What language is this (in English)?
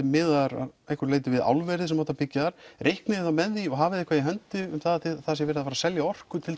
Icelandic